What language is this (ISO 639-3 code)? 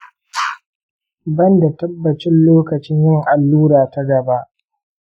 hau